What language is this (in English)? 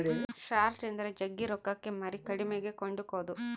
Kannada